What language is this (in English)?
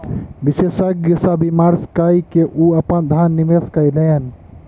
Maithili